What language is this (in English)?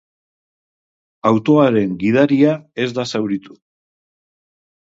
Basque